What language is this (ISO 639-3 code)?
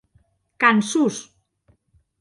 oci